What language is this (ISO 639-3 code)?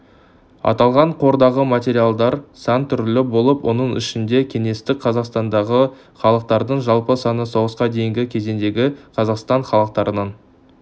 kaz